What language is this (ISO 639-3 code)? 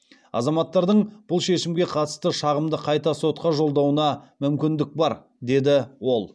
kaz